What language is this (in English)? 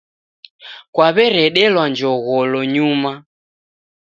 Taita